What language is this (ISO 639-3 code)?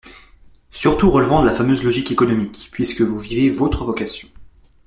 fra